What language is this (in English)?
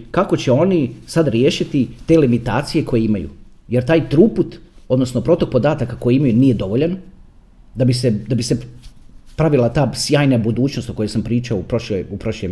Croatian